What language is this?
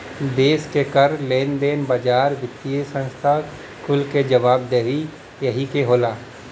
Bhojpuri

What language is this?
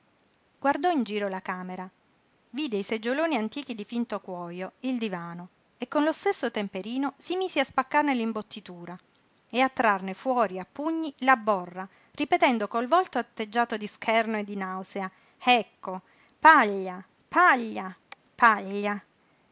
Italian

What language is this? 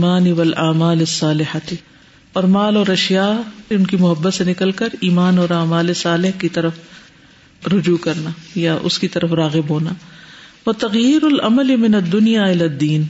Urdu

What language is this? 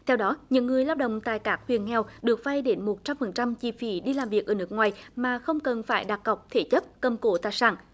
Vietnamese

